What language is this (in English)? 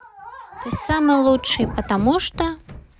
Russian